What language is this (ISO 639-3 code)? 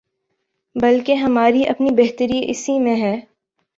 urd